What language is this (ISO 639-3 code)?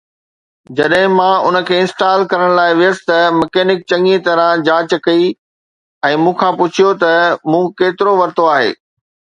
snd